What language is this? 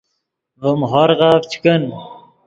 Yidgha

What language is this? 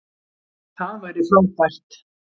Icelandic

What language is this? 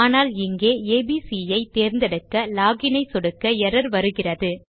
Tamil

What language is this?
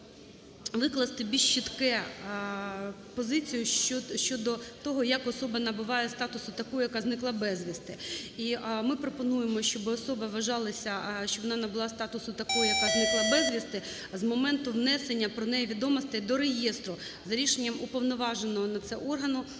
Ukrainian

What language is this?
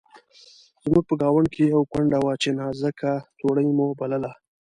Pashto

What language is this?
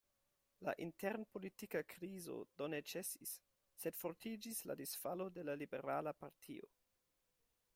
Esperanto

